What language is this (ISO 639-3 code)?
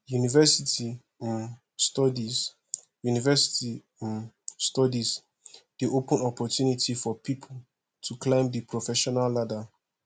pcm